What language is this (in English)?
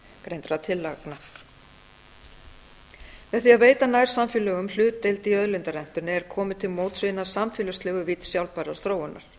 Icelandic